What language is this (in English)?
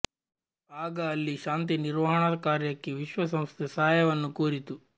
Kannada